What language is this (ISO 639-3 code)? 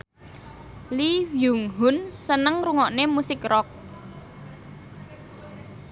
jav